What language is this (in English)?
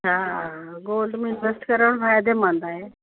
Sindhi